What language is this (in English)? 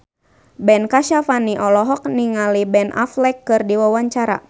Sundanese